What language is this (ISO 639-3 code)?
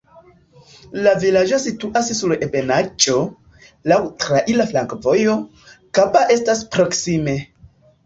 epo